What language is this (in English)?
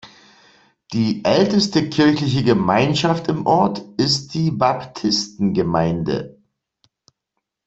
German